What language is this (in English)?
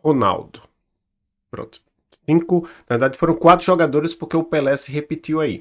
Portuguese